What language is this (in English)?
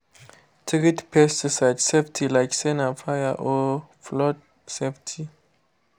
Nigerian Pidgin